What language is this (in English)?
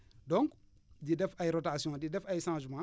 Wolof